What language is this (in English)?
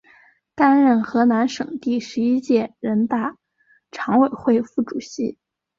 Chinese